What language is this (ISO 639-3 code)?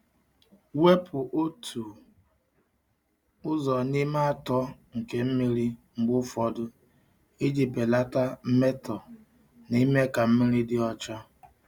ibo